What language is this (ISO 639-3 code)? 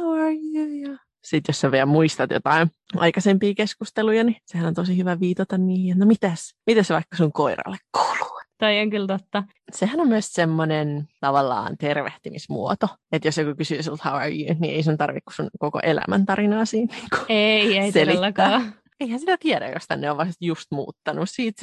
fin